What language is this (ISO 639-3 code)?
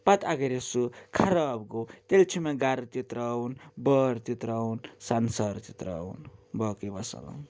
kas